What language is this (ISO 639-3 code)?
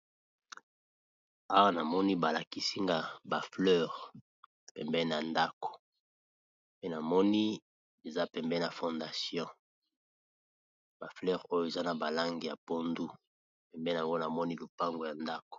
lin